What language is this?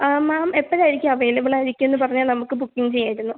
Malayalam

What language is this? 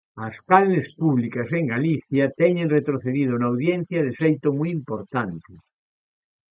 Galician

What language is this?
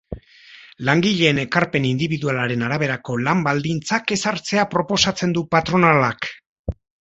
Basque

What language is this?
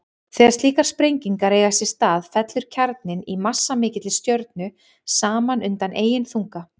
Icelandic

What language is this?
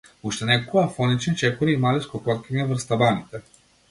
Macedonian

